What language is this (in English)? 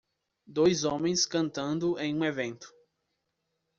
Portuguese